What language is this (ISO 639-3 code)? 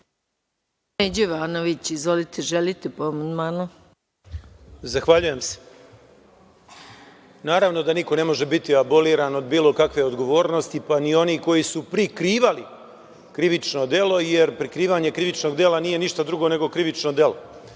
srp